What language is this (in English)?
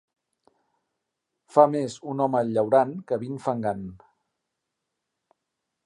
Catalan